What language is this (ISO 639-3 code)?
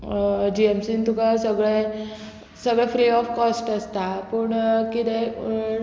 kok